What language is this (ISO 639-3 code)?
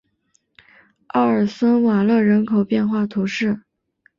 zho